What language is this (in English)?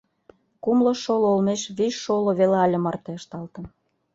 Mari